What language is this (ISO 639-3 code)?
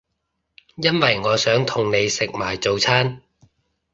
yue